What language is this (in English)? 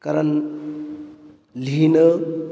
Marathi